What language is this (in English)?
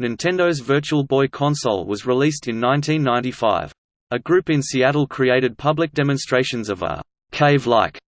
English